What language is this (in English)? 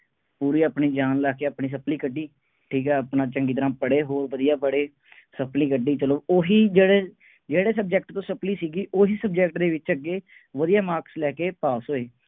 Punjabi